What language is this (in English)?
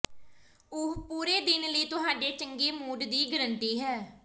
Punjabi